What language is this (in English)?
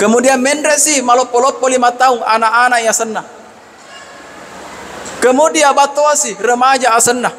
Malay